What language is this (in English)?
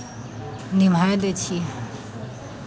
Maithili